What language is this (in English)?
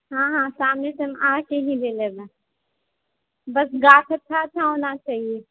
Maithili